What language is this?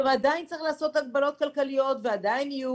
Hebrew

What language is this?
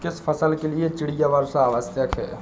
Hindi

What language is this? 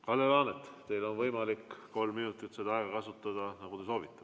Estonian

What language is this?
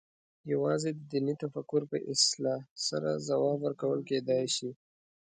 Pashto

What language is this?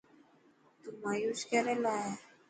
Dhatki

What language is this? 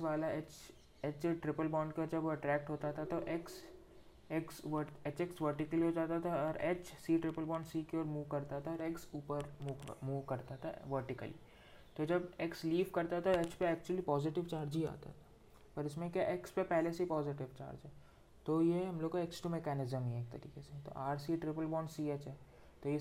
Hindi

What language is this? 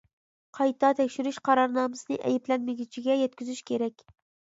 Uyghur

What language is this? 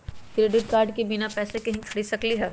Magahi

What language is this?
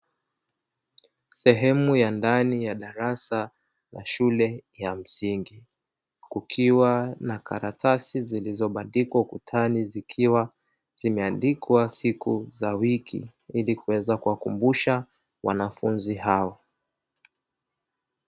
Swahili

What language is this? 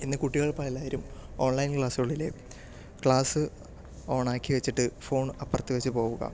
Malayalam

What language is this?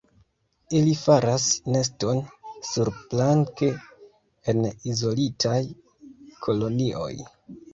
Esperanto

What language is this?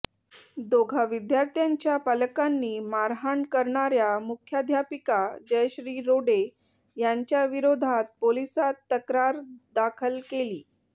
Marathi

